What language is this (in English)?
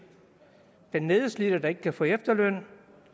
Danish